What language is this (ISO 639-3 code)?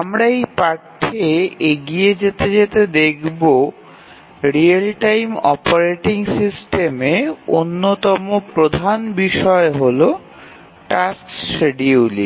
ben